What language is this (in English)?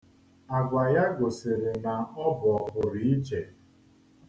Igbo